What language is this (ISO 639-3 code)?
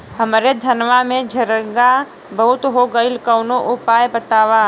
bho